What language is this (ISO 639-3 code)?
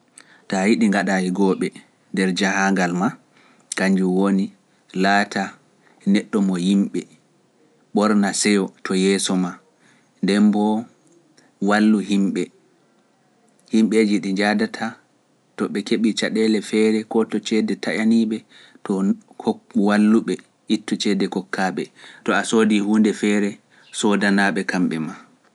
fuf